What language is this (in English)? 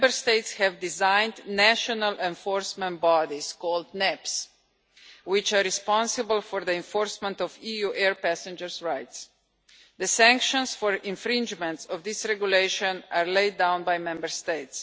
English